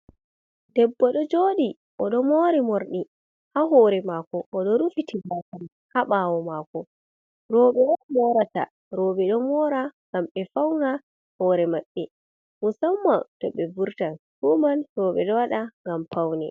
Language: Fula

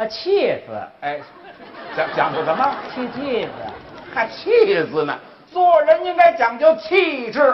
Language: Chinese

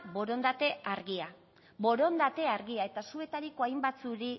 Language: Basque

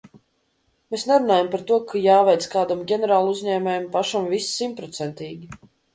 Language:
Latvian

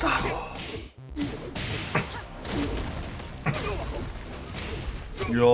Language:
Japanese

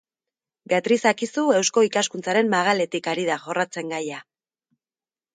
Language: Basque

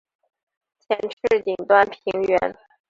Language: Chinese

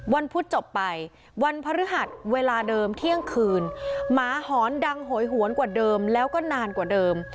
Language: Thai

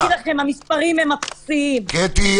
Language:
Hebrew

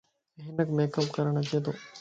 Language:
Lasi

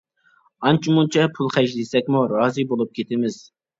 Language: Uyghur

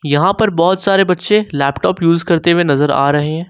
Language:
Hindi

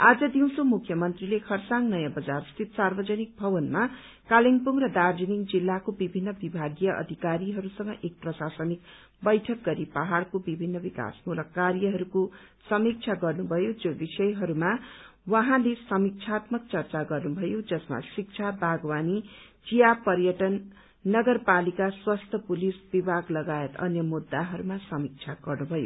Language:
Nepali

